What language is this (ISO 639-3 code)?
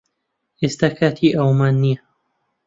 ckb